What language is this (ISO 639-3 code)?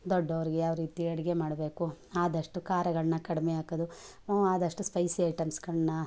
kan